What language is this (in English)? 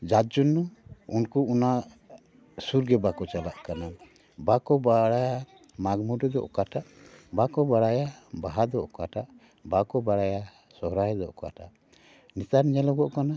Santali